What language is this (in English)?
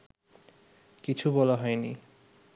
Bangla